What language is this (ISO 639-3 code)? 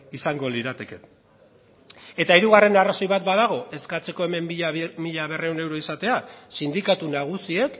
eus